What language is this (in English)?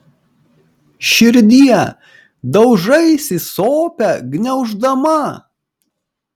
Lithuanian